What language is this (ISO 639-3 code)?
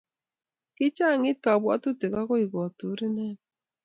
kln